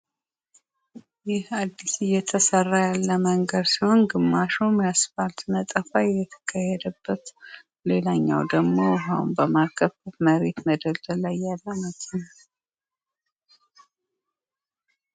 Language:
Amharic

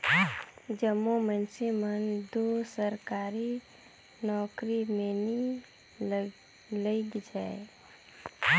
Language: Chhattisgarhi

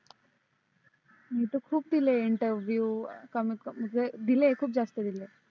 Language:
Marathi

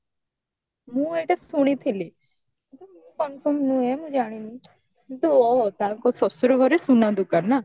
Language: Odia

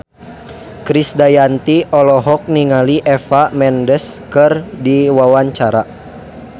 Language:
Sundanese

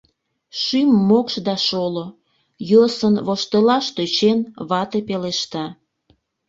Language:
Mari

